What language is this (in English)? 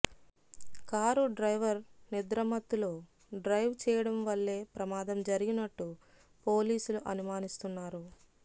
Telugu